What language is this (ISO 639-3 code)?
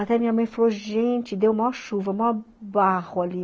por